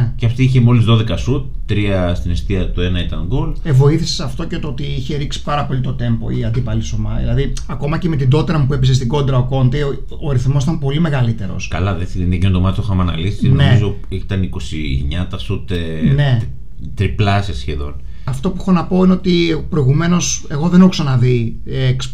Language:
Greek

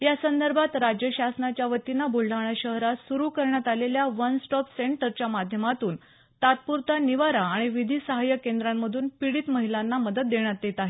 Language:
Marathi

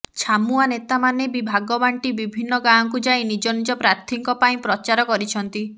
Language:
Odia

